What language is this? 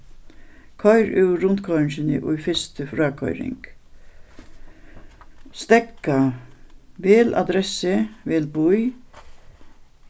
Faroese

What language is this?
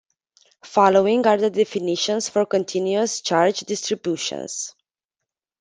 English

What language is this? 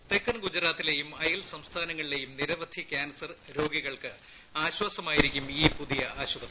Malayalam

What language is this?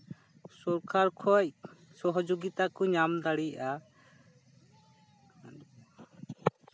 Santali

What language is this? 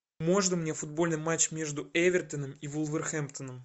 Russian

